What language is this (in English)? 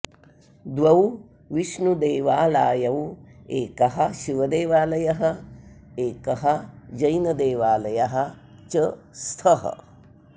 Sanskrit